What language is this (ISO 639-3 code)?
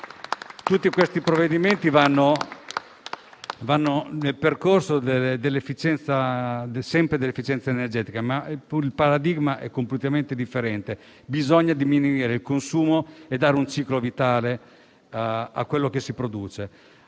ita